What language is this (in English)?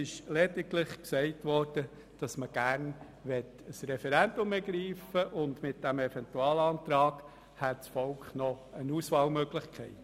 Swiss German